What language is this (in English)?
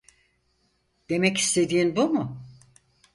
Turkish